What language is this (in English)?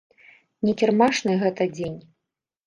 Belarusian